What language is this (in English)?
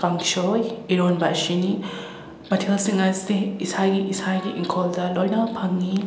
Manipuri